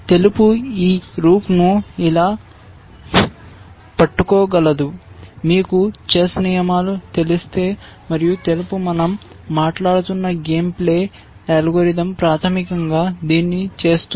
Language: Telugu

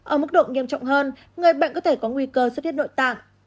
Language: Vietnamese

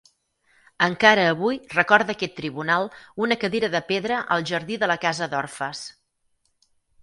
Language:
Catalan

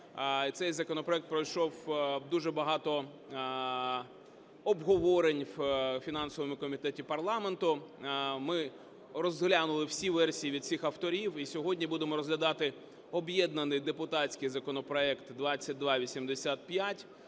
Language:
Ukrainian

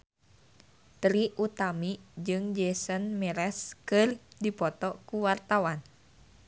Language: Sundanese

